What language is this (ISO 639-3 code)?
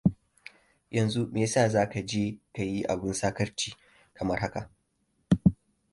hau